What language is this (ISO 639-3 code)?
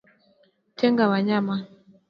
swa